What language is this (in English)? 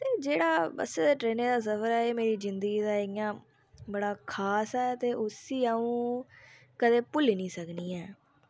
Dogri